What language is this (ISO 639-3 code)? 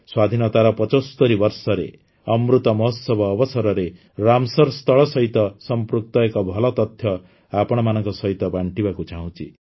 ori